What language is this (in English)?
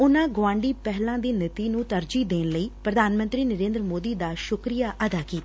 Punjabi